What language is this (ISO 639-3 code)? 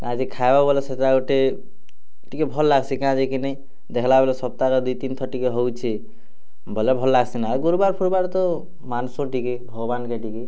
ori